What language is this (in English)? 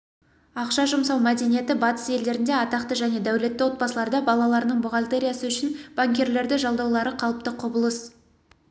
Kazakh